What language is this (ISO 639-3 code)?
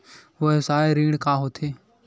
hne